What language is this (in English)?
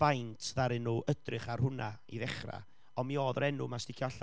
Welsh